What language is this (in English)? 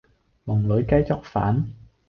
Cantonese